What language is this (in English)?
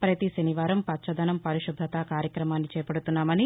Telugu